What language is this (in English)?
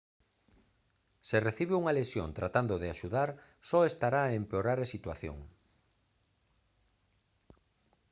Galician